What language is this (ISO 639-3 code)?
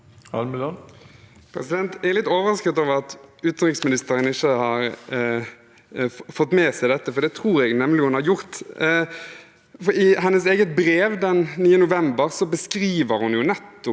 nor